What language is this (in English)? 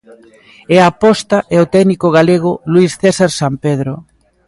Galician